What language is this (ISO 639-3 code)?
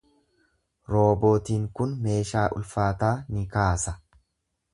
orm